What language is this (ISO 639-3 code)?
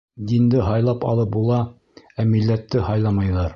bak